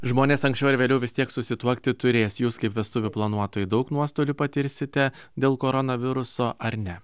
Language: Lithuanian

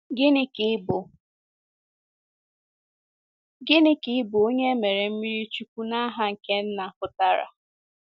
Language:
Igbo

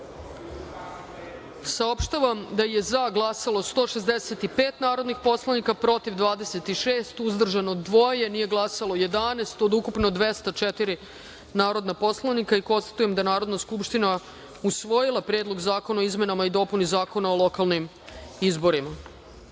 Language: Serbian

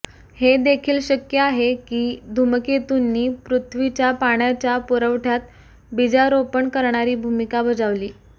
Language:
Marathi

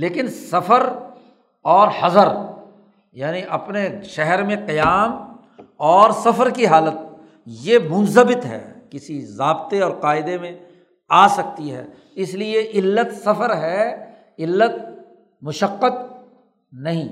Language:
Urdu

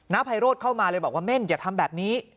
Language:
Thai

